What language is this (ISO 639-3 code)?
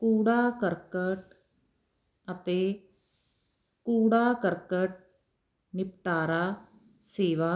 pan